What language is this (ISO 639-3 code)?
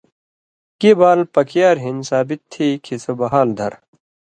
mvy